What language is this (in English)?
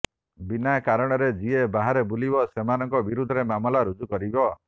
Odia